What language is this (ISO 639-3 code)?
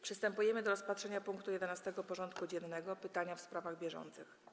pol